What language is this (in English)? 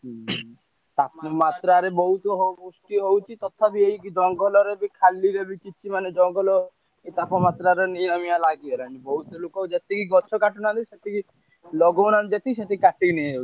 Odia